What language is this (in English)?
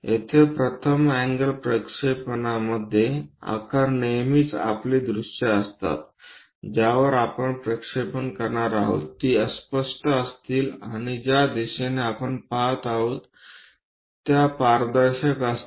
Marathi